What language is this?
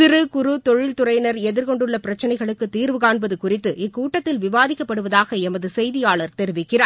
Tamil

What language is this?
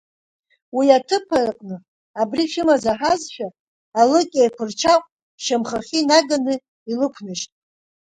Abkhazian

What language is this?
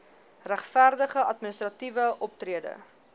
Afrikaans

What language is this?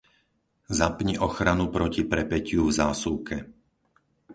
Slovak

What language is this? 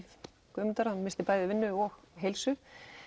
Icelandic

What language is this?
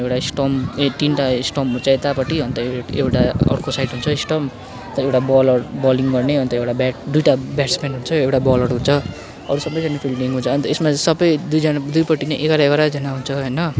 Nepali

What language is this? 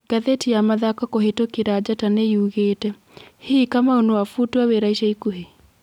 Kikuyu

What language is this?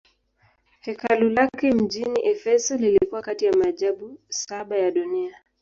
Swahili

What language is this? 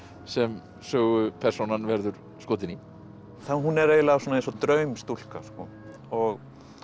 Icelandic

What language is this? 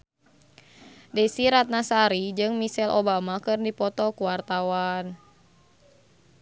Sundanese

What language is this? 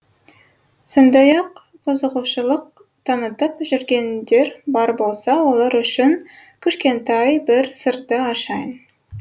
Kazakh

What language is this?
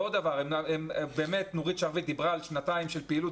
Hebrew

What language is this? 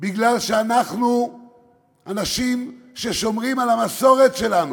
Hebrew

